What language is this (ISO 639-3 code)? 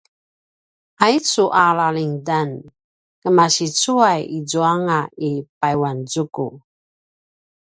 pwn